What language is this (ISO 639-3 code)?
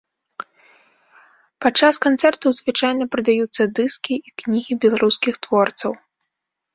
bel